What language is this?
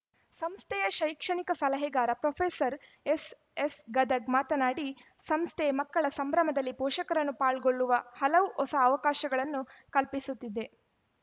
Kannada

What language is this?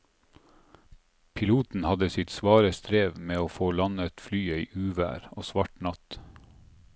Norwegian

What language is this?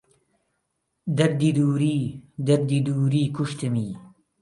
Central Kurdish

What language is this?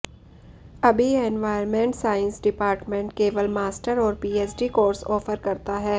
Hindi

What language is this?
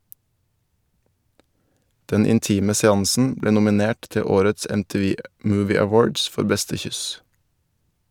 Norwegian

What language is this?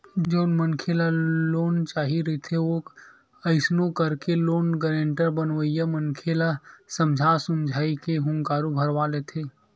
Chhattisgarhi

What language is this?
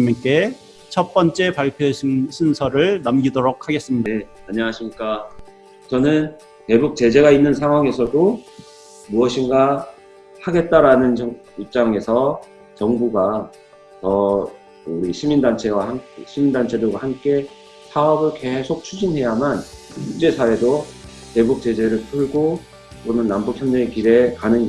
Korean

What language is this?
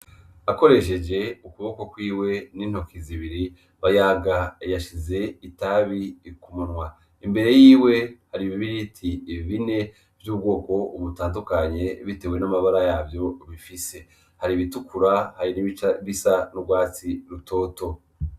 Rundi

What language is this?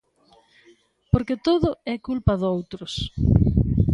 Galician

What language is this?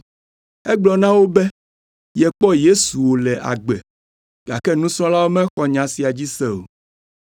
Ewe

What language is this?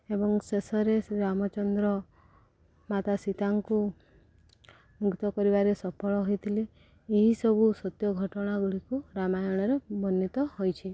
Odia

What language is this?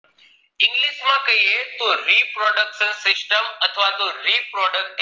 Gujarati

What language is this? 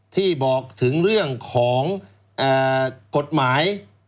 Thai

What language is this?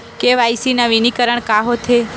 Chhattisgarhi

